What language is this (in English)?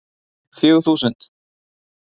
Icelandic